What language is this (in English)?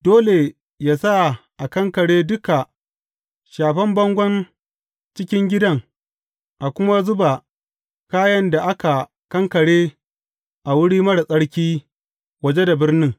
Hausa